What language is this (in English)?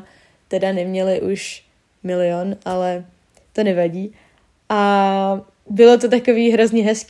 Czech